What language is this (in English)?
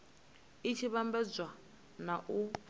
Venda